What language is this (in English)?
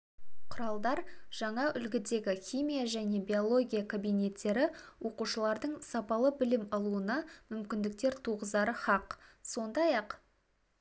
Kazakh